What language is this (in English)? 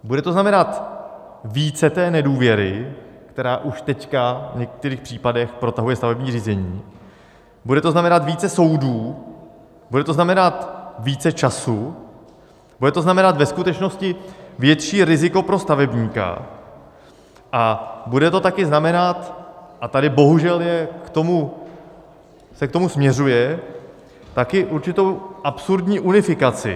Czech